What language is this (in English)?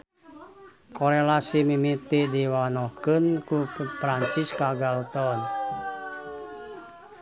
Sundanese